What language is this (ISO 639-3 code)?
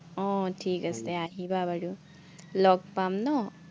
asm